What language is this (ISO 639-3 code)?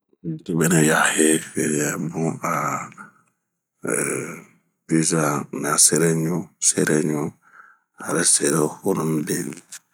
bmq